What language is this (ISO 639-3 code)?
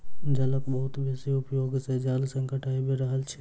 mai